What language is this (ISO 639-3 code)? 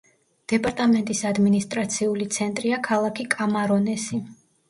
kat